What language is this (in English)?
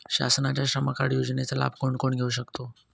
Marathi